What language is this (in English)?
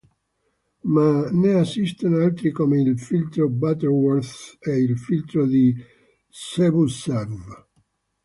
Italian